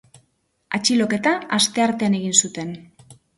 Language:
Basque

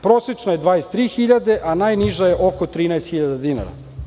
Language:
Serbian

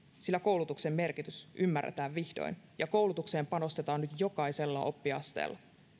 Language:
Finnish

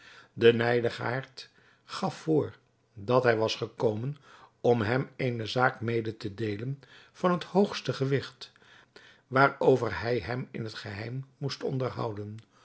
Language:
Dutch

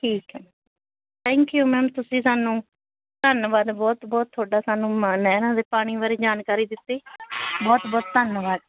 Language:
Punjabi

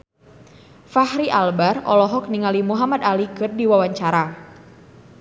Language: Sundanese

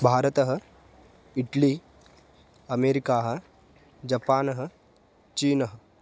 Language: Sanskrit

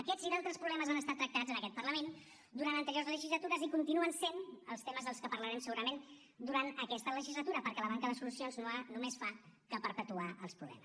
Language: Catalan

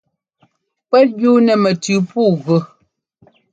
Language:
Ngomba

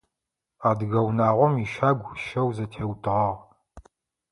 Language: Adyghe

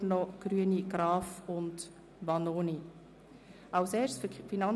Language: Swiss German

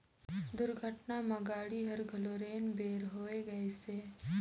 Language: Chhattisgarhi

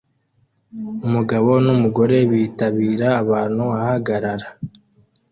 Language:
Kinyarwanda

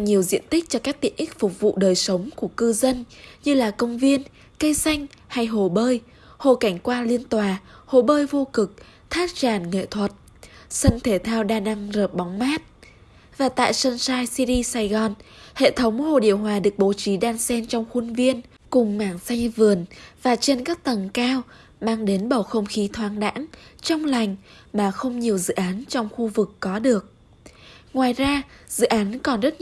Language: Vietnamese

